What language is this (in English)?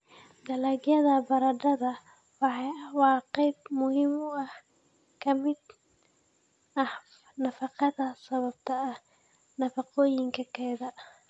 Somali